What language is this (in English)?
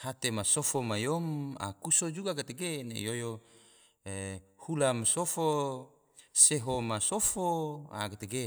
Tidore